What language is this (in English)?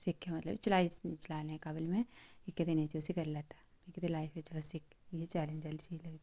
Dogri